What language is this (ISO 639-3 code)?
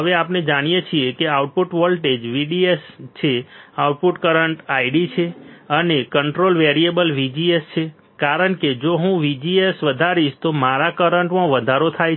guj